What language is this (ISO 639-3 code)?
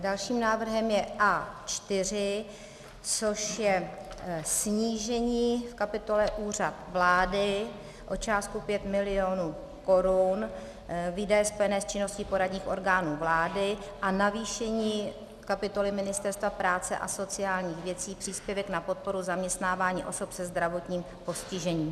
ces